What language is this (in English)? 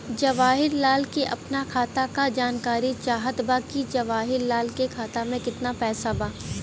Bhojpuri